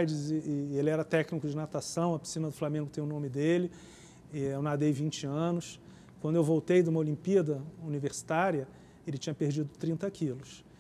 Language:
Portuguese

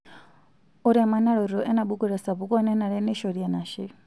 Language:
Masai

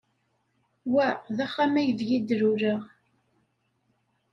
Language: Kabyle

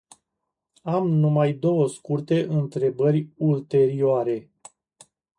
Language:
Romanian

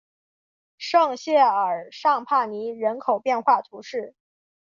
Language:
Chinese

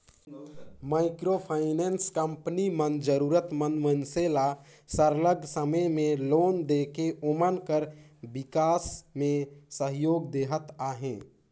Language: Chhattisgarhi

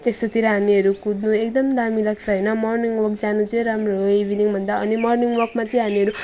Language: Nepali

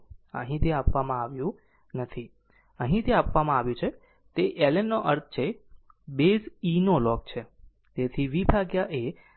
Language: Gujarati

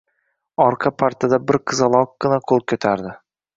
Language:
Uzbek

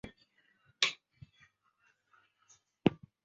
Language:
Chinese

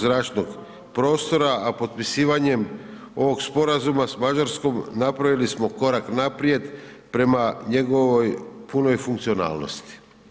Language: Croatian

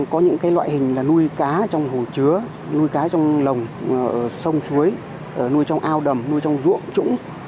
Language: Vietnamese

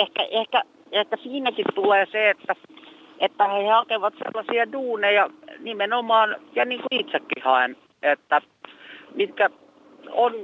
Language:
Finnish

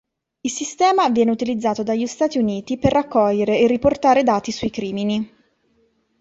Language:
Italian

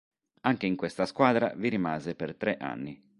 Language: Italian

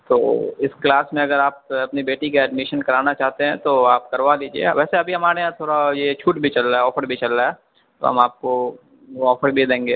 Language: Urdu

